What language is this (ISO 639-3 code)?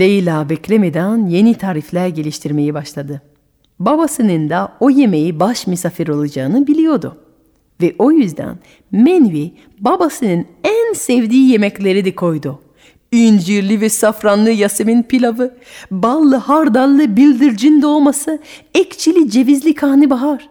tur